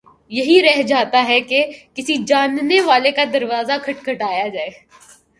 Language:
Urdu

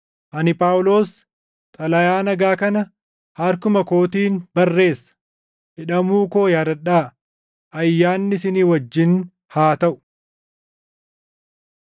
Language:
Oromo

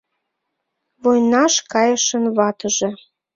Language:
Mari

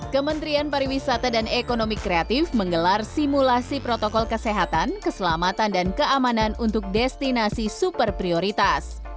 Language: Indonesian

